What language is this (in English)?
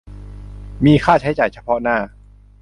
Thai